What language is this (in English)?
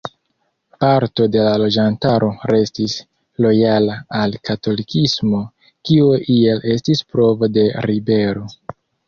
Esperanto